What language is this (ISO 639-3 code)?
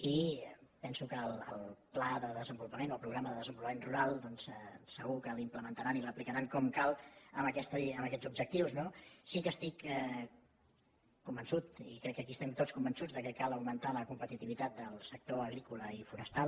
cat